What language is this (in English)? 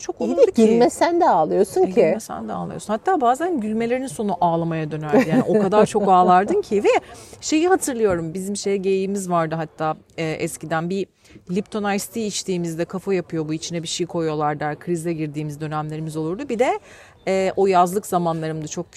Turkish